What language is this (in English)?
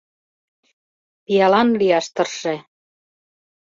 Mari